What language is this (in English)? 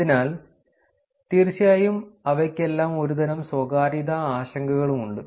Malayalam